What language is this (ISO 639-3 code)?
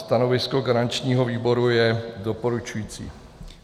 ces